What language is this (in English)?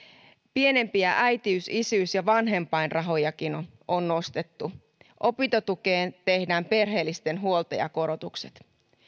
Finnish